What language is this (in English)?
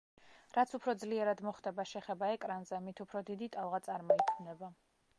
Georgian